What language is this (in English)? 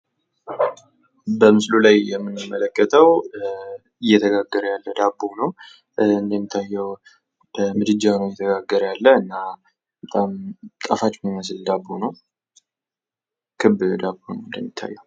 Amharic